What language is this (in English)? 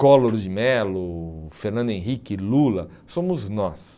Portuguese